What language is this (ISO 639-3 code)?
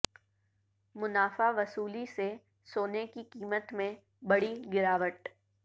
urd